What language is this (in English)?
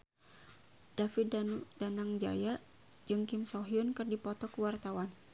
Sundanese